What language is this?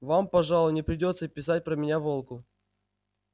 Russian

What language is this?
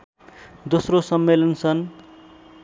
Nepali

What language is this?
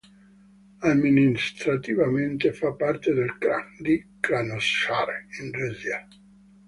Italian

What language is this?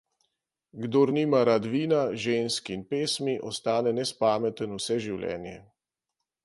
Slovenian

